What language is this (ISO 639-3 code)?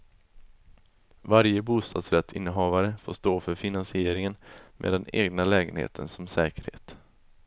swe